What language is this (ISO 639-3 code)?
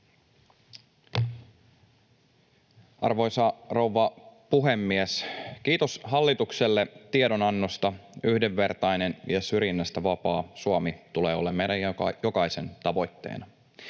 fin